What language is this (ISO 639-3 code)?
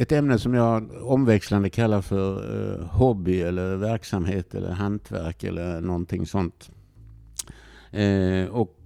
swe